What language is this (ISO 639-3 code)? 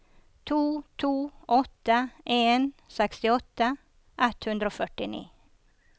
nor